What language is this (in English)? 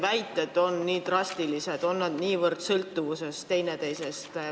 Estonian